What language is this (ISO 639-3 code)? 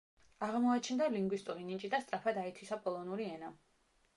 kat